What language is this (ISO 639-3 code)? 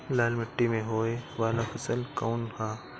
bho